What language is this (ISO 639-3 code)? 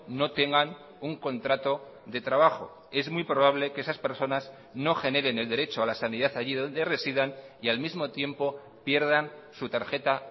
spa